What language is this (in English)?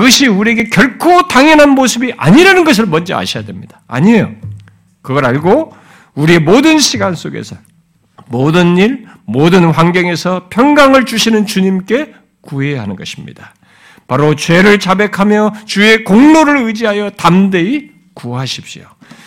Korean